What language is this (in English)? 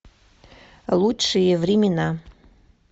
Russian